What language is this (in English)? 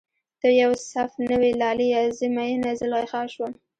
Pashto